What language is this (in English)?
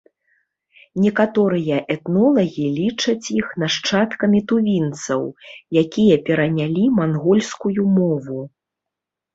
Belarusian